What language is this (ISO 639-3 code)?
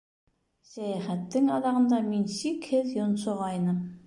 bak